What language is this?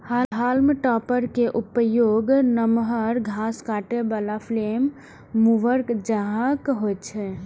Maithili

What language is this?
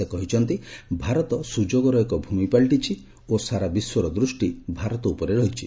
Odia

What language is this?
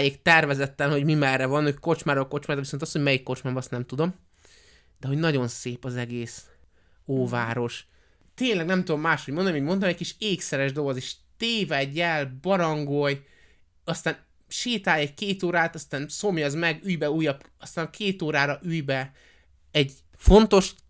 Hungarian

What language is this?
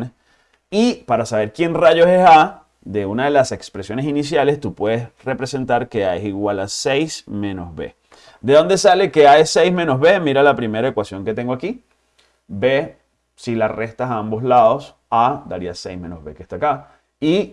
Spanish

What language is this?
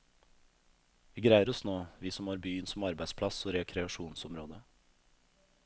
Norwegian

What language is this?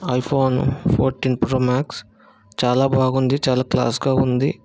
Telugu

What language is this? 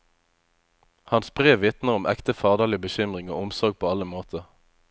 Norwegian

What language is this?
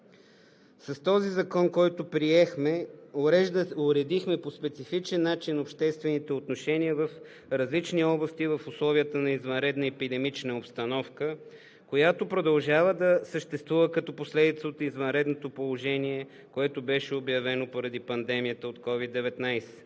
Bulgarian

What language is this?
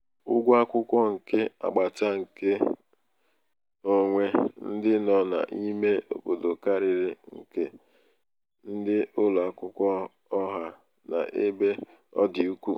Igbo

